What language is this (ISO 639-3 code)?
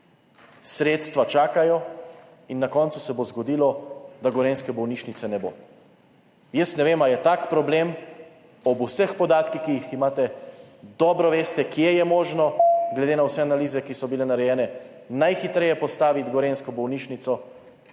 slv